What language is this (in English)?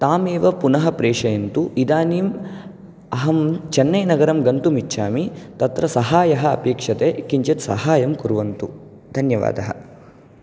Sanskrit